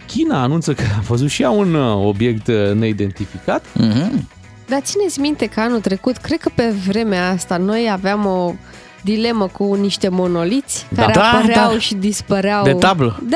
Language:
Romanian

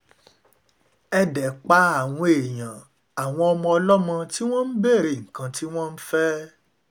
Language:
Yoruba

